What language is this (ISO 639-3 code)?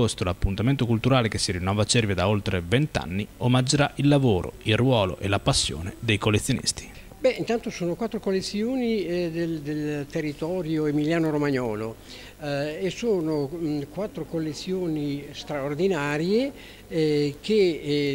ita